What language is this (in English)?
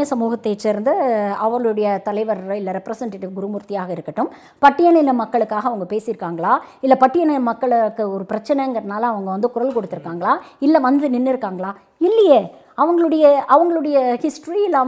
Tamil